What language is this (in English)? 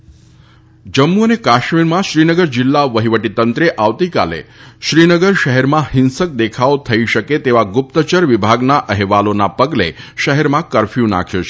Gujarati